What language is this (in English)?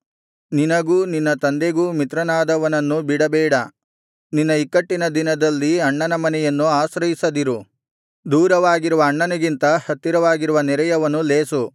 Kannada